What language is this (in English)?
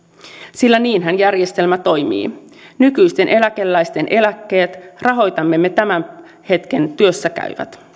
Finnish